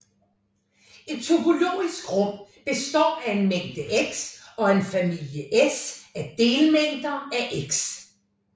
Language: Danish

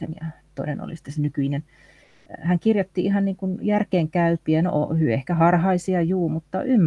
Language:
Finnish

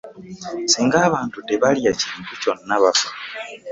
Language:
Ganda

